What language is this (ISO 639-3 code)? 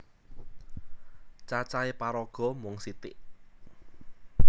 jav